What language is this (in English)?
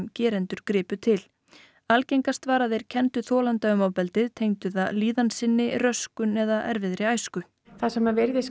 Icelandic